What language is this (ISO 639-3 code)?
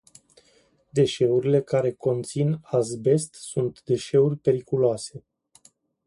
ron